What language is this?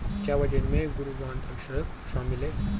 Hindi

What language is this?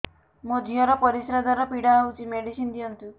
Odia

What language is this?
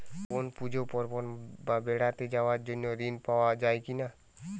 Bangla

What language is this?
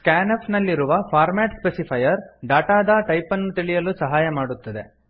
Kannada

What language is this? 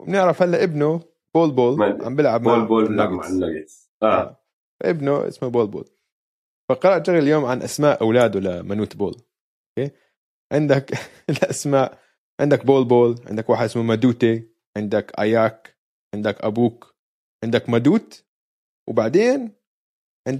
Arabic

